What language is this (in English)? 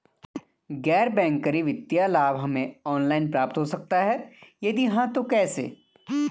Hindi